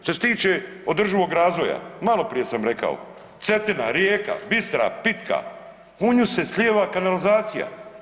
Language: Croatian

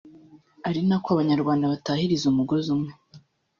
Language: Kinyarwanda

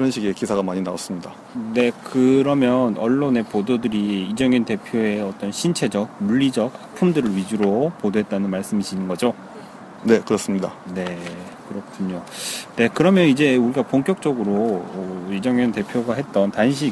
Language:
Korean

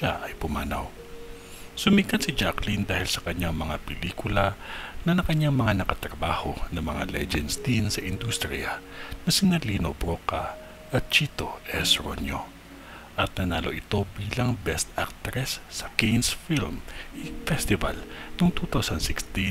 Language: Filipino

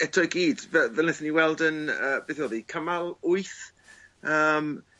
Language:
Welsh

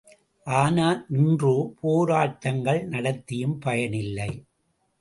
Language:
Tamil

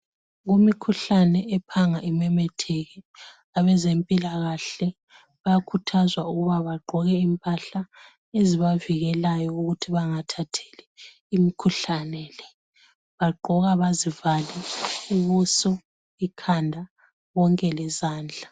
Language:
North Ndebele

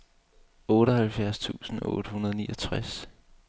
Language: Danish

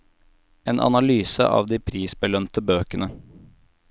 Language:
Norwegian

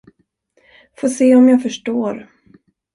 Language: Swedish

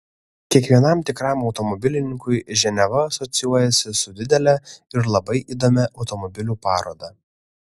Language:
Lithuanian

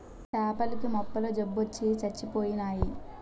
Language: Telugu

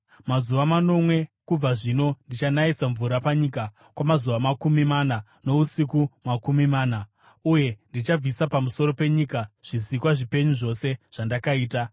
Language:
Shona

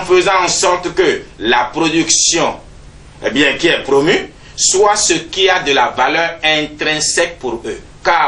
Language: French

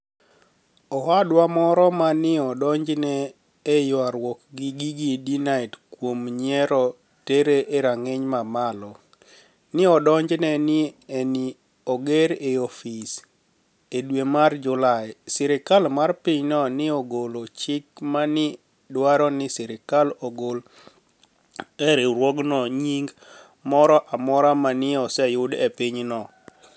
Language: Luo (Kenya and Tanzania)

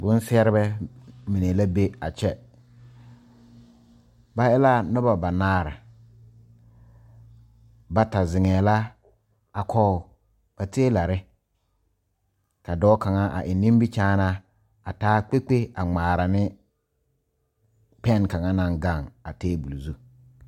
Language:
Southern Dagaare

